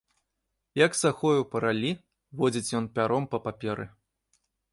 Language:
Belarusian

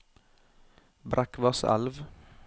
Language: Norwegian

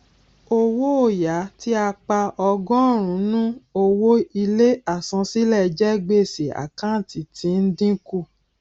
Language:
Yoruba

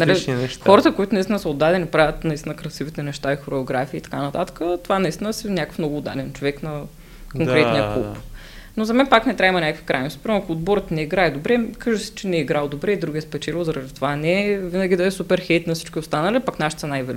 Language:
Bulgarian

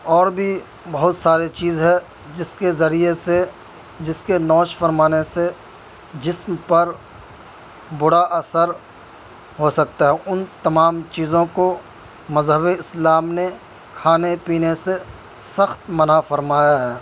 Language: Urdu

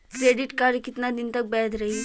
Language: Bhojpuri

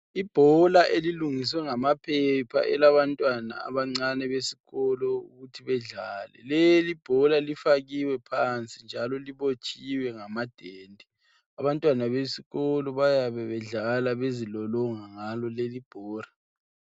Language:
North Ndebele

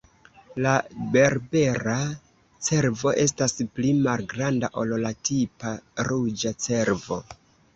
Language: Esperanto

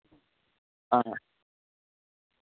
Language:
Dogri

